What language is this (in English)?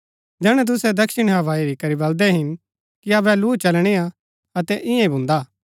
Gaddi